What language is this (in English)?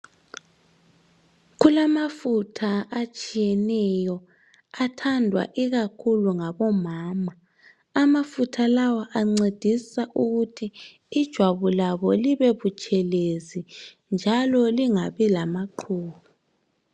North Ndebele